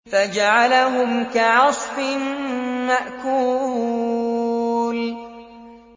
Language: Arabic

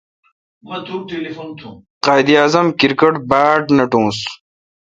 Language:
Kalkoti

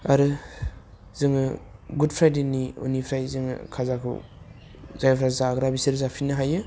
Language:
Bodo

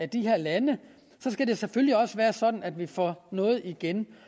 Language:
Danish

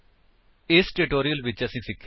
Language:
Punjabi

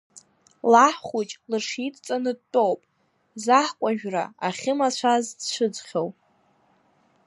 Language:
Abkhazian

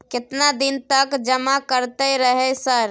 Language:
Maithili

